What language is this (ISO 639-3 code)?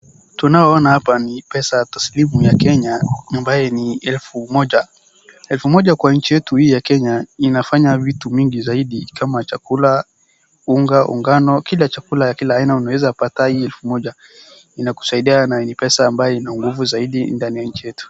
swa